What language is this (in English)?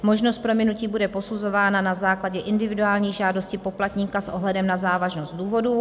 Czech